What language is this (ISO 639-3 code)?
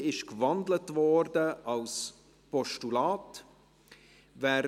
gsw